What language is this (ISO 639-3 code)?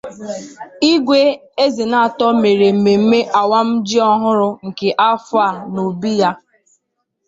ibo